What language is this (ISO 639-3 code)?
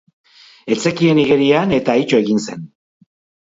eus